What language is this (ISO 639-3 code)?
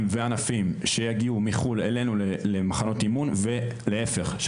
heb